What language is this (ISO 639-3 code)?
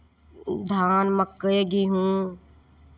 mai